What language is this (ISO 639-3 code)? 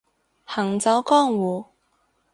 yue